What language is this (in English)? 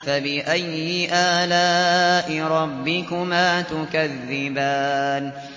Arabic